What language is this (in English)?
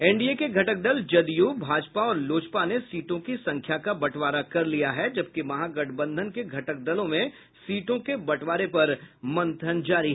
Hindi